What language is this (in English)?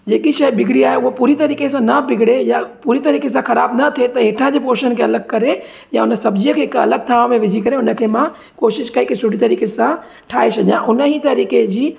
Sindhi